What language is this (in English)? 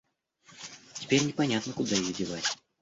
Russian